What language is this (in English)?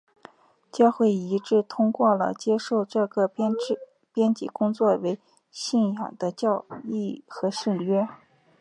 Chinese